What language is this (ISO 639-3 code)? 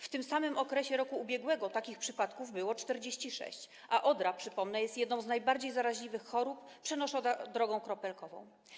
pol